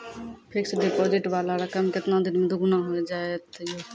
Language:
Maithili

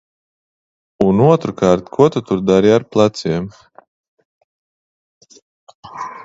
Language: Latvian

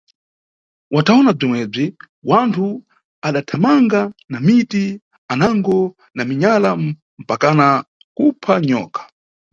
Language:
Nyungwe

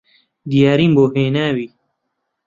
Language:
Central Kurdish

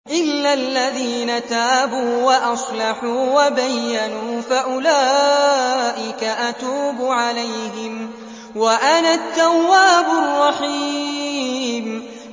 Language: Arabic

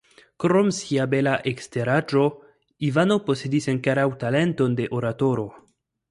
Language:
Esperanto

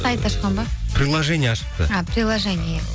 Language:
Kazakh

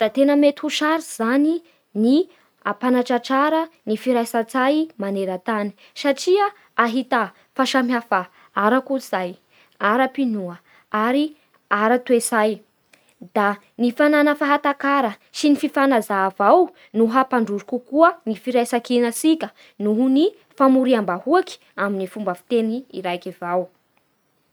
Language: Bara Malagasy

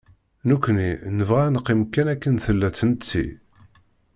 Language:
Kabyle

